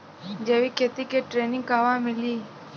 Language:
Bhojpuri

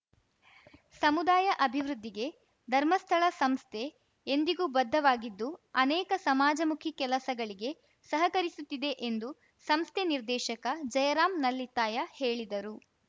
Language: Kannada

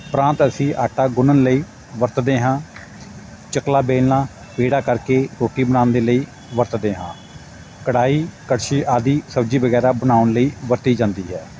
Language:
Punjabi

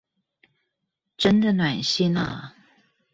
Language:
Chinese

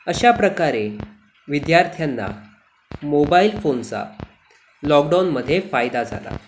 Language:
Marathi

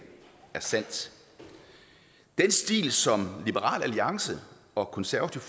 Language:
Danish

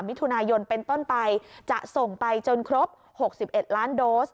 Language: Thai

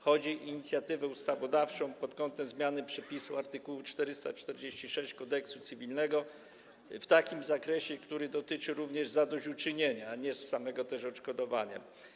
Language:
Polish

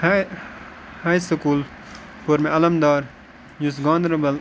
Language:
Kashmiri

